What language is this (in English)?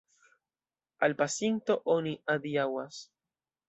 Esperanto